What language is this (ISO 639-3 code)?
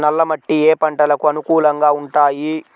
tel